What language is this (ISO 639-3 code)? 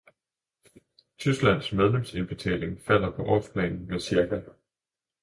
dan